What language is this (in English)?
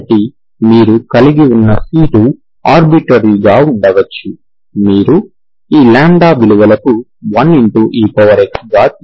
Telugu